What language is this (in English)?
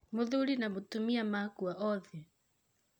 Kikuyu